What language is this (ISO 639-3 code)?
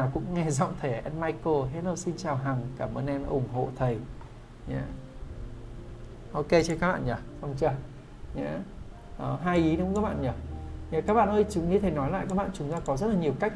vie